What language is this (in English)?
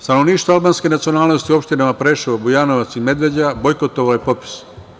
Serbian